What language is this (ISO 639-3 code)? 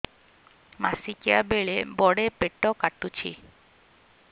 ori